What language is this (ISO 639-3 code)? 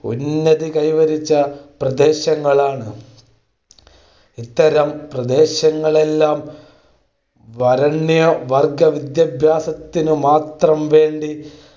mal